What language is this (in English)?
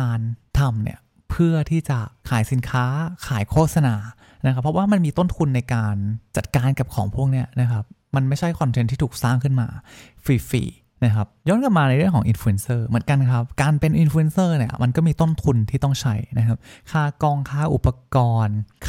Thai